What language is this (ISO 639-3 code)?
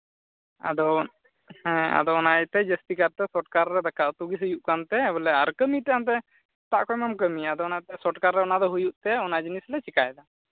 sat